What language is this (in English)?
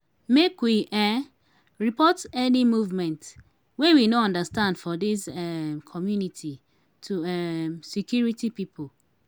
Nigerian Pidgin